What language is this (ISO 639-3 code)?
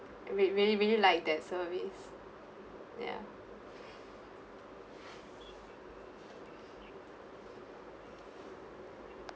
eng